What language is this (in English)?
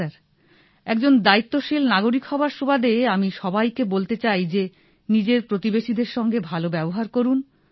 Bangla